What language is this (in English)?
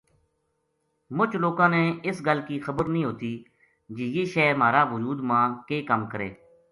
Gujari